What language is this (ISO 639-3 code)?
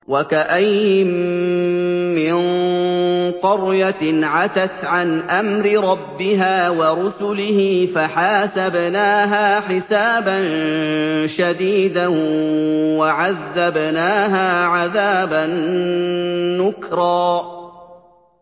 ara